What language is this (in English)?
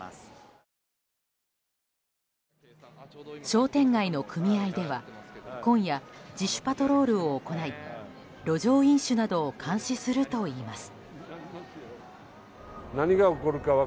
Japanese